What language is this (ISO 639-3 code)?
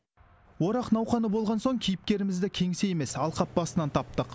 kaz